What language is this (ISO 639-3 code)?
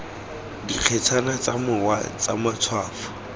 tsn